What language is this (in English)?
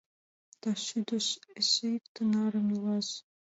Mari